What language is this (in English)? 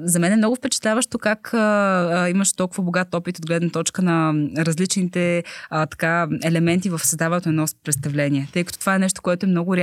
Bulgarian